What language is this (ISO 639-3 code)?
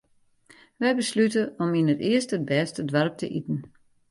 fry